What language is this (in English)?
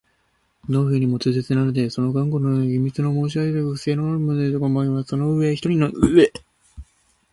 Japanese